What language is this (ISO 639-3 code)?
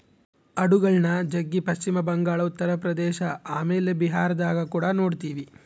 kan